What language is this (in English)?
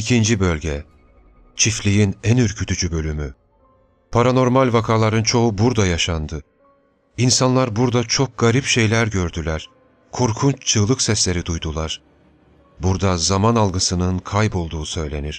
Turkish